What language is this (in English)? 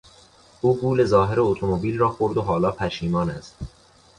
Persian